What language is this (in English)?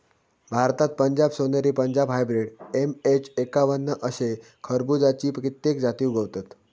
Marathi